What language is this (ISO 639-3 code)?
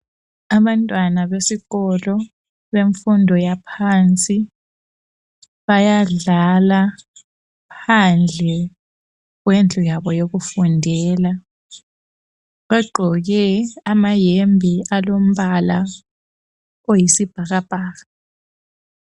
nde